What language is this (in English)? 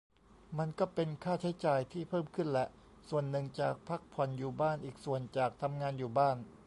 Thai